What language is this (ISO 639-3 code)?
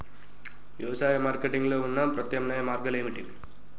tel